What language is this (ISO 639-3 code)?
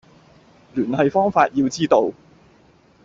yue